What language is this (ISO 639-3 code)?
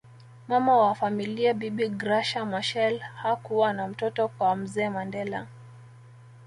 swa